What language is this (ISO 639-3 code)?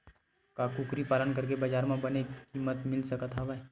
hne